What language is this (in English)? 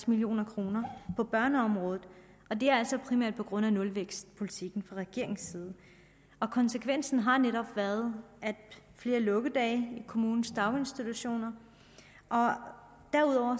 Danish